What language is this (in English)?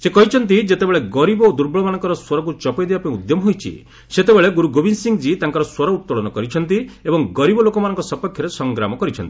Odia